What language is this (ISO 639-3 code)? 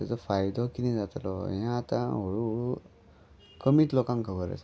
kok